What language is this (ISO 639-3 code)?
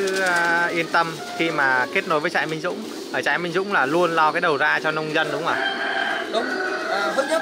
vie